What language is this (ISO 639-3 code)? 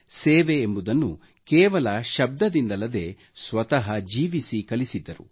kan